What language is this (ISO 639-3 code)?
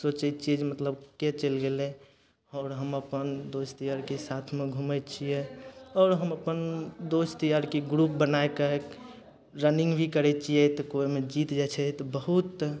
mai